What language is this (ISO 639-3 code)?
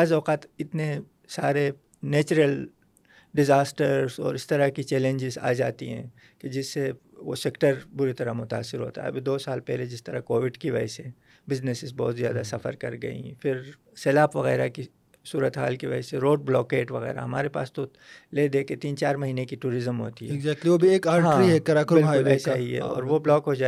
urd